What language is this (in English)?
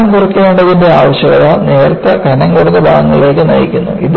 Malayalam